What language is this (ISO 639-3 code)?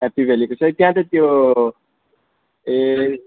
nep